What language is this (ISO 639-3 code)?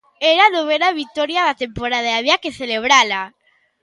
glg